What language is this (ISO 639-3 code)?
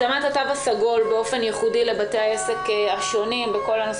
heb